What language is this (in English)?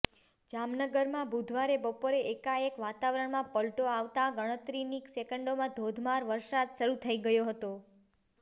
Gujarati